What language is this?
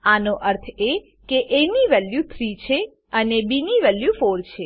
Gujarati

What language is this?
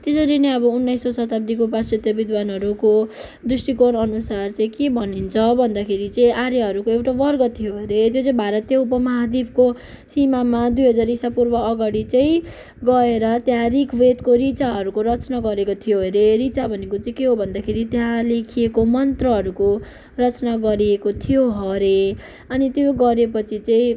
Nepali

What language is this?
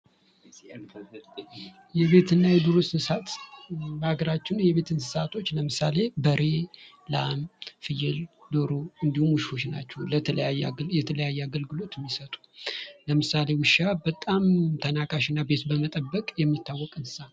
Amharic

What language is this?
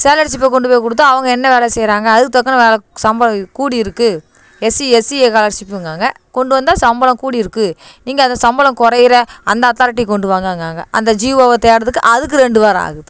Tamil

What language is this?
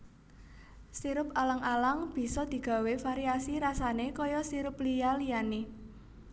Javanese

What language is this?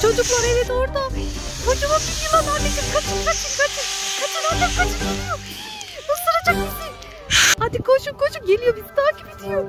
Turkish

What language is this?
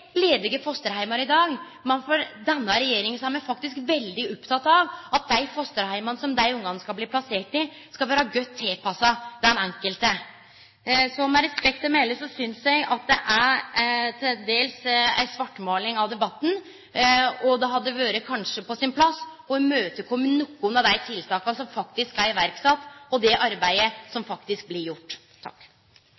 Norwegian Nynorsk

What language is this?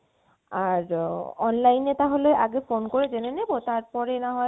Bangla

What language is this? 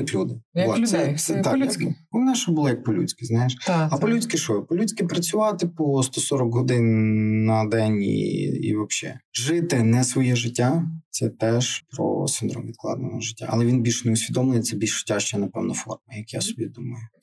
Ukrainian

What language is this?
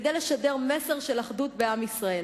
Hebrew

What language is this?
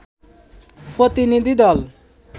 Bangla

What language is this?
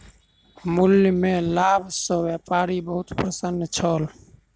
Maithili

